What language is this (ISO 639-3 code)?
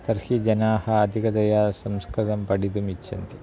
san